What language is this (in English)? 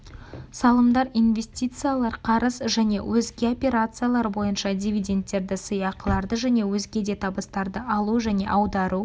Kazakh